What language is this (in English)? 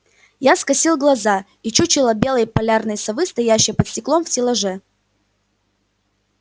Russian